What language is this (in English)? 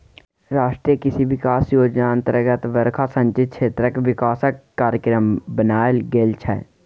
Maithili